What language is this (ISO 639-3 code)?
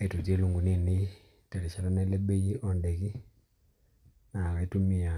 mas